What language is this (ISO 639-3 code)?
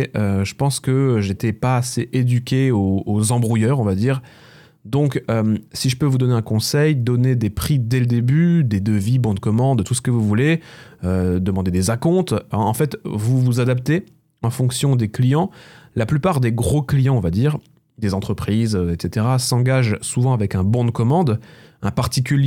fra